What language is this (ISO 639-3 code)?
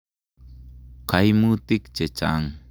kln